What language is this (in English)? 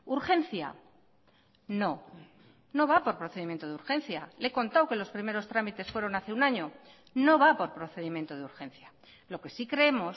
Spanish